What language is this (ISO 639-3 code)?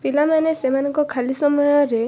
ori